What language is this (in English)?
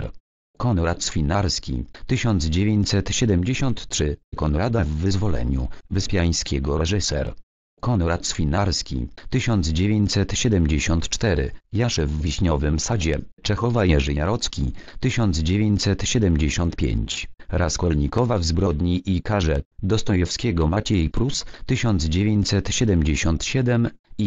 Polish